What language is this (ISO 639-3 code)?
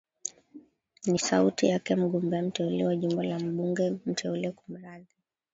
swa